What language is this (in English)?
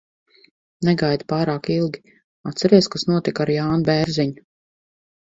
Latvian